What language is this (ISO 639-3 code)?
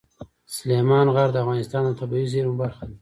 pus